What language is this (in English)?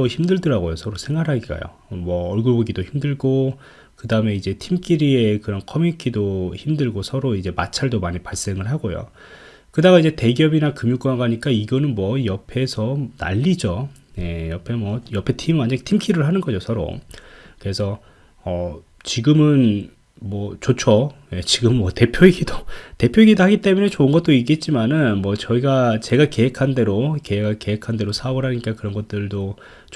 Korean